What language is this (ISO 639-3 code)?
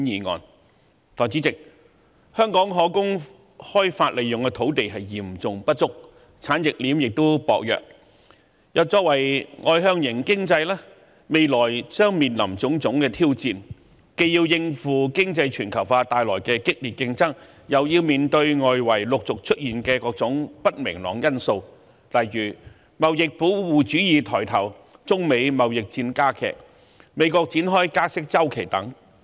yue